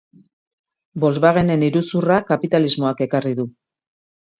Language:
Basque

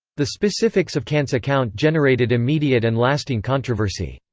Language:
English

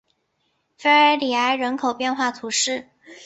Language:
Chinese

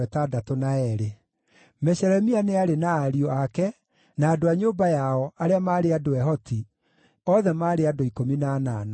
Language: Kikuyu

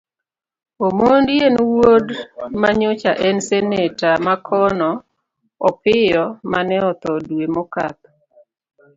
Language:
Luo (Kenya and Tanzania)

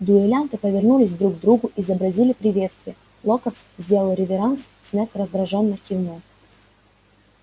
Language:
Russian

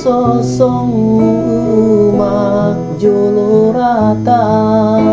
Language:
Indonesian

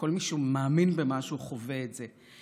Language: Hebrew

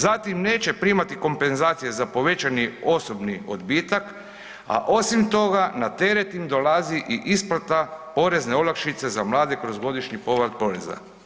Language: Croatian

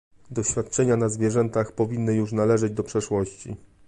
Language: Polish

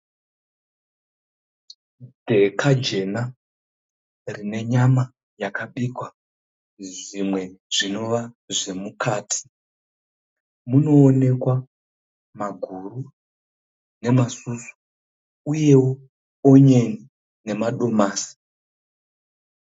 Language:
Shona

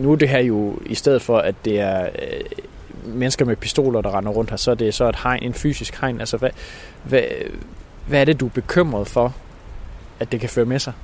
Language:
Danish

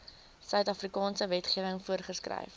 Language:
Afrikaans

